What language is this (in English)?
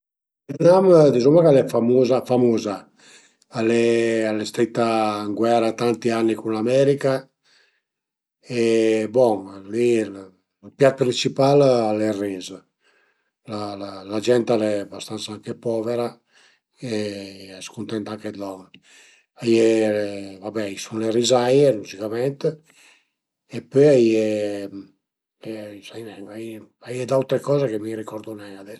Piedmontese